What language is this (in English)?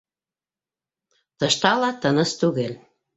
Bashkir